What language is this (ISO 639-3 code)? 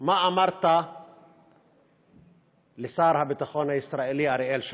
heb